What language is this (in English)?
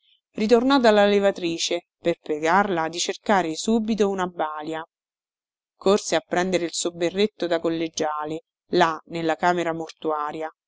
Italian